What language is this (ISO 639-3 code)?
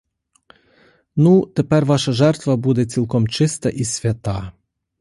ukr